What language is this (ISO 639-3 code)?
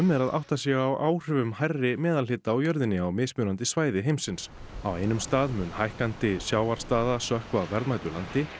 isl